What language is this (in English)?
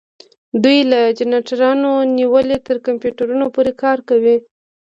Pashto